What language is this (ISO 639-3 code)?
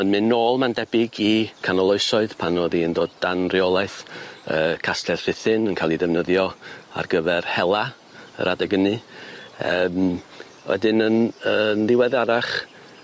cym